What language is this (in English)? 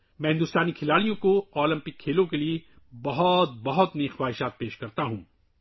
Urdu